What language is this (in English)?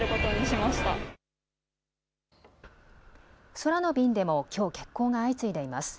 Japanese